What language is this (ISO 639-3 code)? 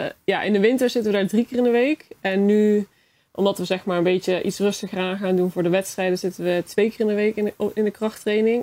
nld